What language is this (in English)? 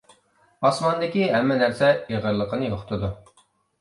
Uyghur